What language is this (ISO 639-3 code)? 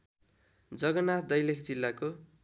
nep